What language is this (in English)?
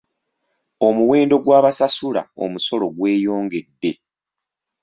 Ganda